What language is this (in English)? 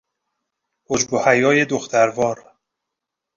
Persian